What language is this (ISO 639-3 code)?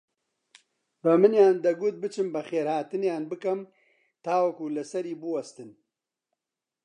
ckb